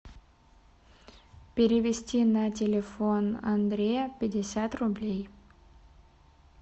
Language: Russian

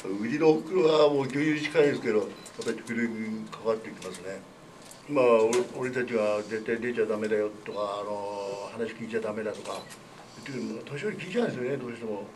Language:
Japanese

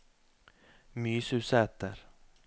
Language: Norwegian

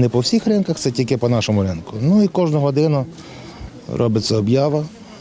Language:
Ukrainian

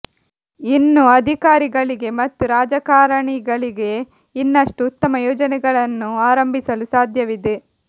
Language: Kannada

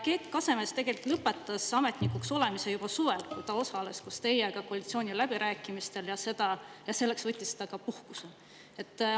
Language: Estonian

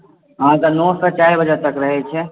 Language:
Maithili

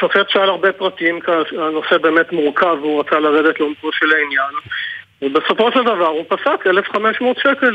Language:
Hebrew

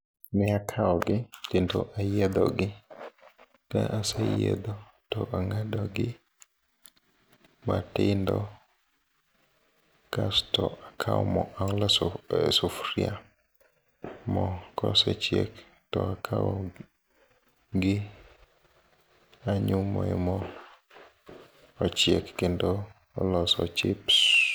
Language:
Luo (Kenya and Tanzania)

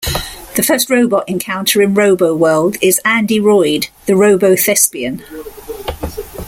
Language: English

